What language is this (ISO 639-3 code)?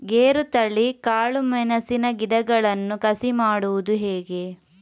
kan